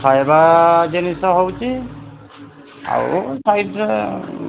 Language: Odia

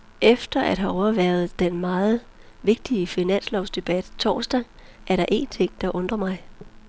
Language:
Danish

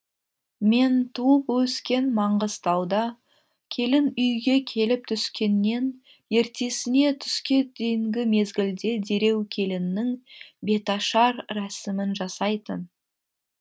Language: Kazakh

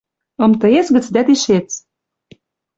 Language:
Western Mari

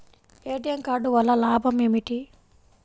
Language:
Telugu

